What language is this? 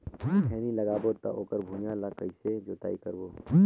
Chhattisgarhi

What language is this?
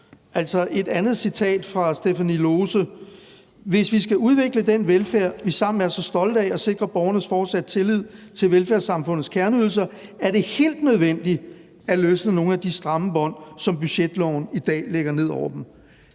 Danish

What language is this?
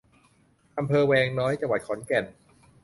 Thai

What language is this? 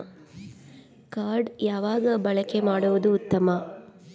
Kannada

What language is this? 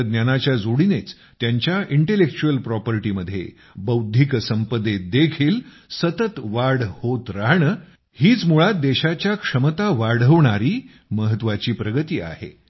Marathi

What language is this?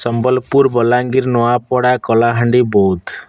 Odia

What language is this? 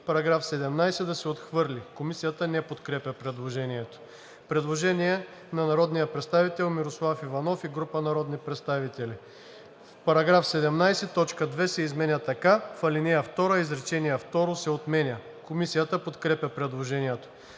Bulgarian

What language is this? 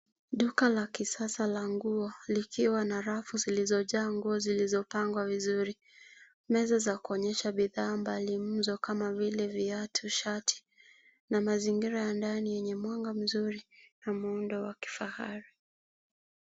Swahili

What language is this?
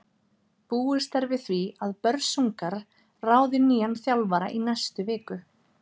Icelandic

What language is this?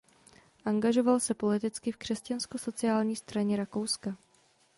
Czech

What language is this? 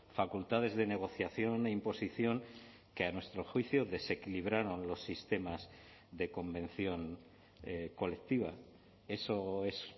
Spanish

